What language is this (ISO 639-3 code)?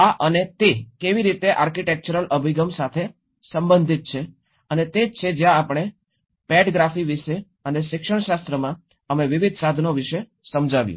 guj